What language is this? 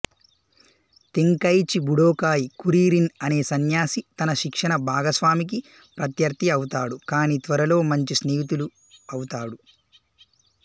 Telugu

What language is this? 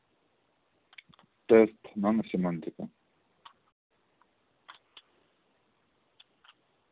Russian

